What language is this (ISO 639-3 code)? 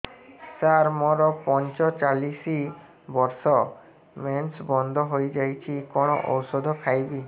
ori